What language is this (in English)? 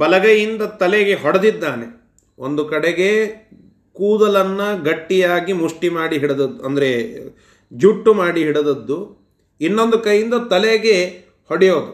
Kannada